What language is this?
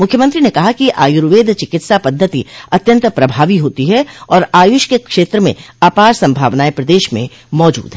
Hindi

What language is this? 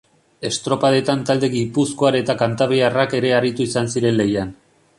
Basque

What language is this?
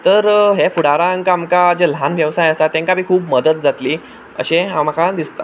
Konkani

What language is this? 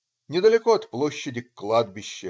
Russian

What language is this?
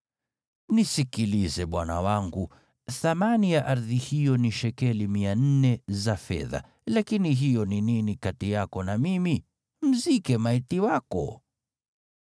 Swahili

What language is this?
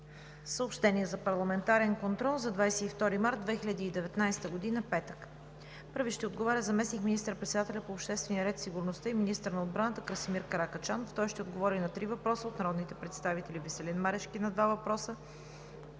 Bulgarian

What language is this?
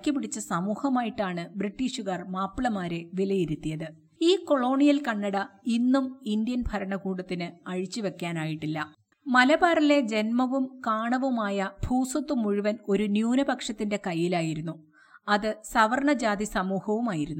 Malayalam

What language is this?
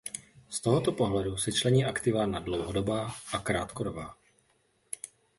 Czech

